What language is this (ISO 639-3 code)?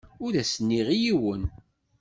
kab